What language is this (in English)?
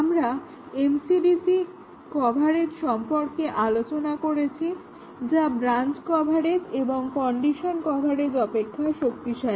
Bangla